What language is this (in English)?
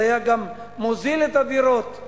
Hebrew